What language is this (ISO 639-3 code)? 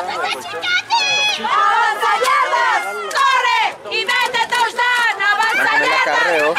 spa